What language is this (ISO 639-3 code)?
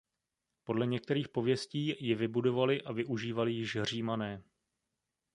ces